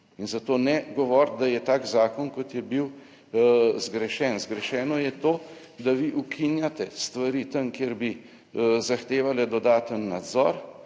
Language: Slovenian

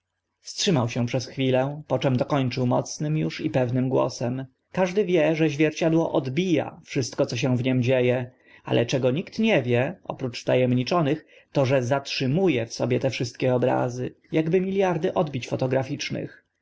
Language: Polish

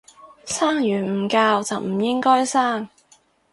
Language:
Cantonese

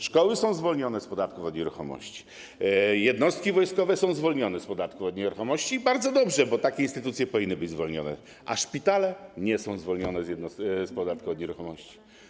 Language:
Polish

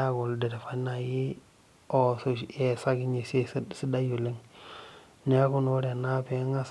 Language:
Masai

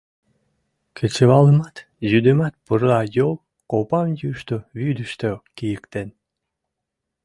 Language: Mari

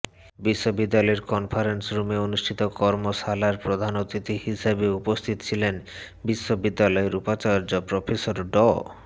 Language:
Bangla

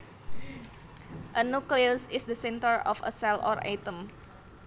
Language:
Javanese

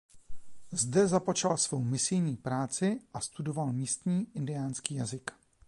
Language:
Czech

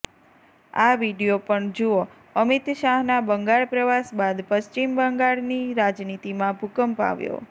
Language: Gujarati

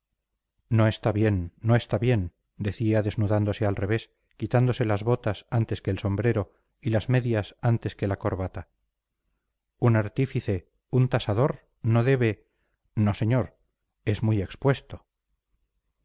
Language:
Spanish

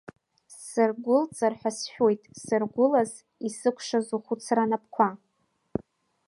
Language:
Abkhazian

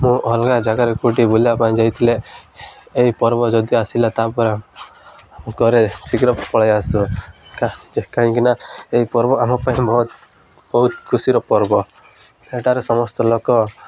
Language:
Odia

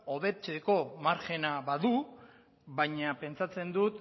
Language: Basque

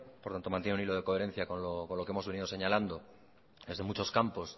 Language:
Spanish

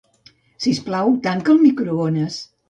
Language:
Catalan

